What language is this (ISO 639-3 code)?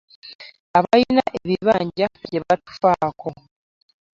lug